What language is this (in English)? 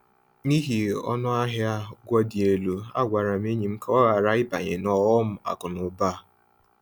Igbo